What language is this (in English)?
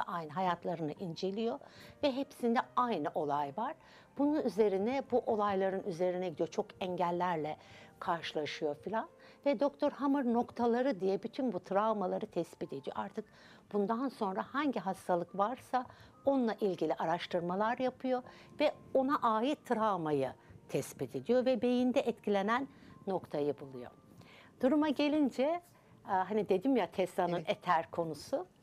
Turkish